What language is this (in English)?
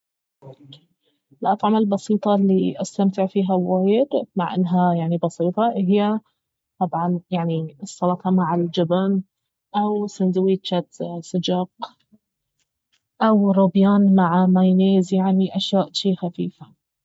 Baharna Arabic